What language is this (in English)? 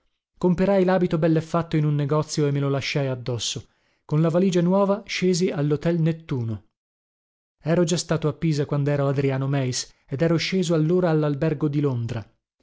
Italian